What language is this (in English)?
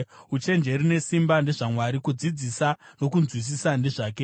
Shona